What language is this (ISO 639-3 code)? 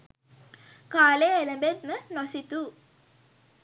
sin